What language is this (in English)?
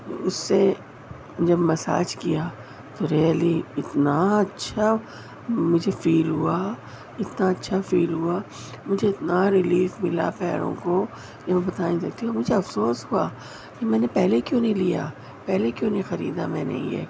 Urdu